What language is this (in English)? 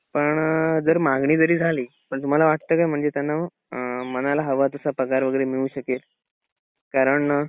Marathi